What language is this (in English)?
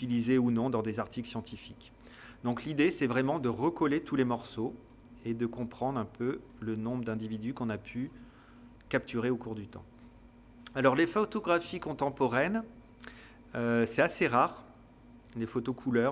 French